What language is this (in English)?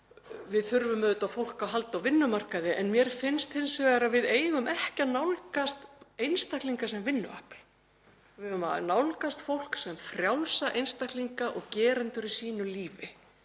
Icelandic